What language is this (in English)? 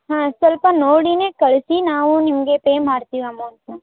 Kannada